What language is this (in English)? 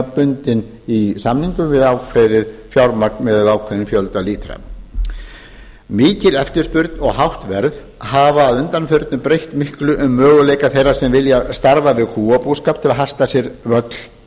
Icelandic